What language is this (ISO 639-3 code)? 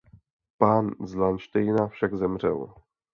ces